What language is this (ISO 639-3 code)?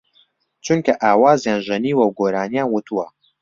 ckb